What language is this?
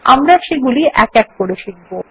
Bangla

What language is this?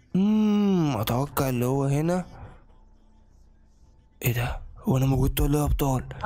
Arabic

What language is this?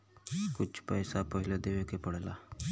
Bhojpuri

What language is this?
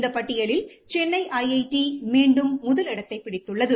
Tamil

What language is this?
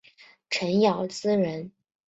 Chinese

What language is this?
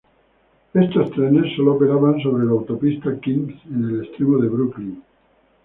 Spanish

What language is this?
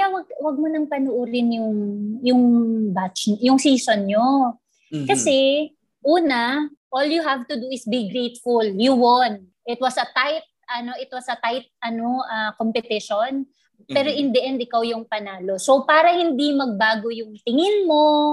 Filipino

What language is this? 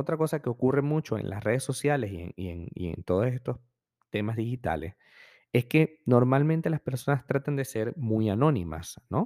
Spanish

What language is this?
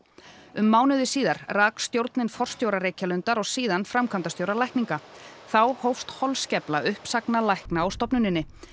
Icelandic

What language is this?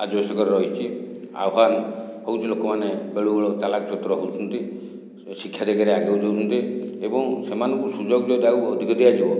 Odia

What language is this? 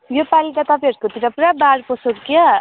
Nepali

